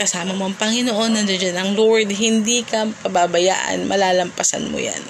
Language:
Filipino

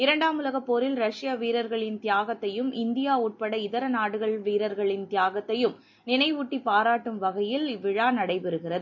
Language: Tamil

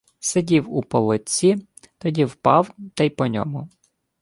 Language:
Ukrainian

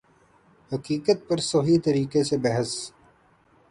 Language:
Urdu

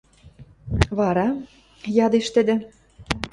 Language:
Western Mari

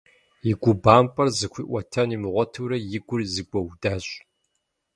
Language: Kabardian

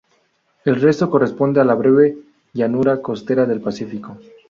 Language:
Spanish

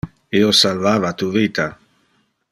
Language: Interlingua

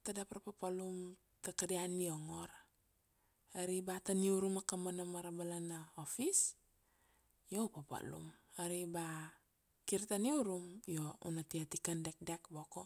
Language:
Kuanua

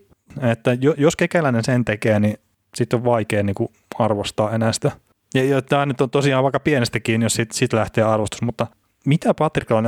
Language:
Finnish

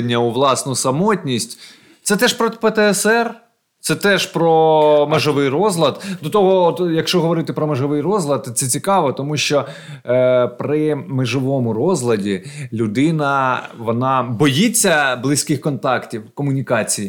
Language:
Ukrainian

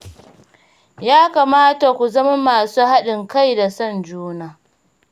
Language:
Hausa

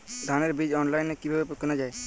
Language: Bangla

